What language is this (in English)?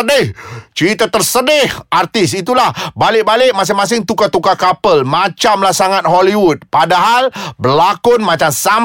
Malay